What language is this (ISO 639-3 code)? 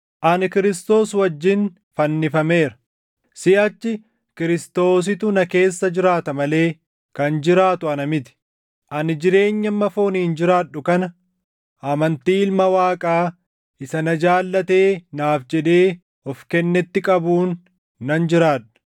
orm